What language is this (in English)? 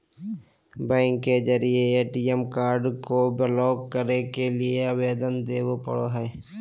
Magahi